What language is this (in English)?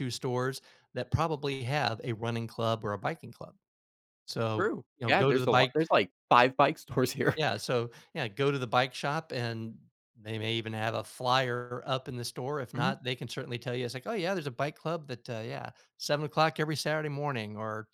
English